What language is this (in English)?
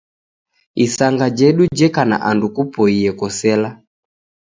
Taita